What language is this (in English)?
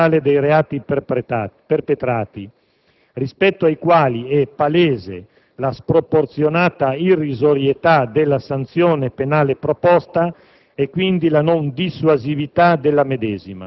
Italian